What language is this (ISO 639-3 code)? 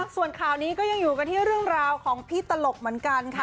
tha